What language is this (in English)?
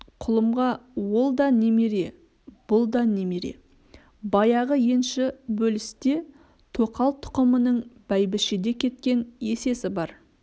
Kazakh